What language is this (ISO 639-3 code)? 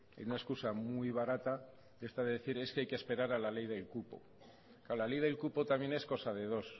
spa